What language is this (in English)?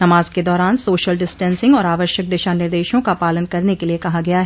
Hindi